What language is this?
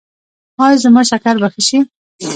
Pashto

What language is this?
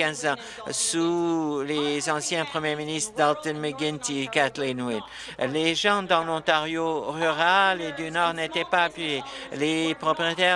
French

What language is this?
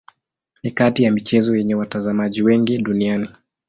Swahili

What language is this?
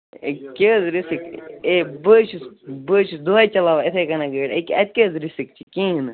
Kashmiri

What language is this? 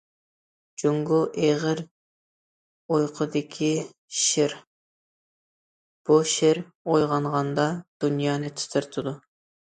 Uyghur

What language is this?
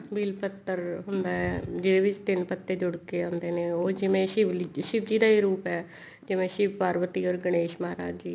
Punjabi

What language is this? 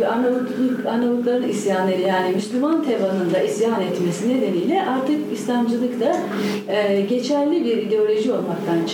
Turkish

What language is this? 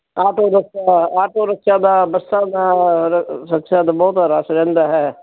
Punjabi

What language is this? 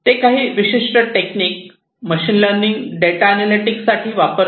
Marathi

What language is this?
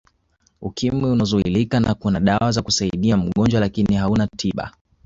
Swahili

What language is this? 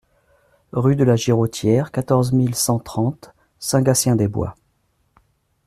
French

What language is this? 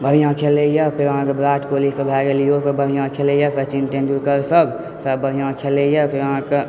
Maithili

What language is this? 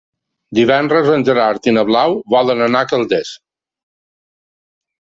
Catalan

